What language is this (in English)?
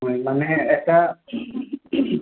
Assamese